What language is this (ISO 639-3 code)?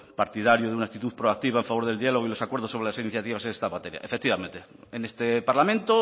spa